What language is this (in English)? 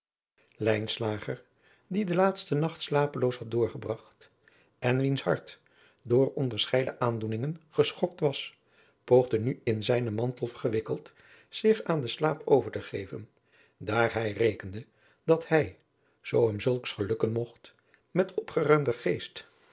Dutch